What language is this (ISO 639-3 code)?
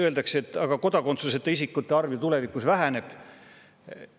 est